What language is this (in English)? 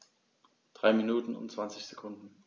German